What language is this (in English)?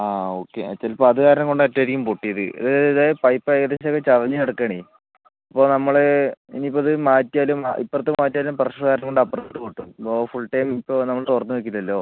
Malayalam